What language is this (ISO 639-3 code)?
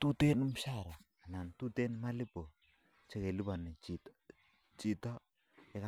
kln